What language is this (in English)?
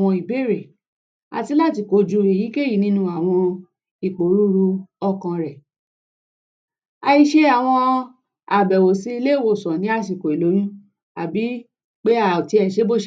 Yoruba